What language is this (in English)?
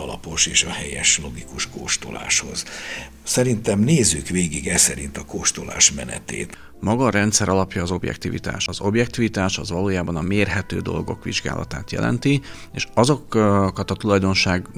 Hungarian